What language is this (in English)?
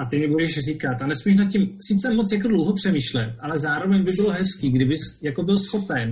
Czech